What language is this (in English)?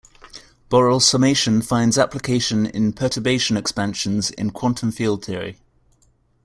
English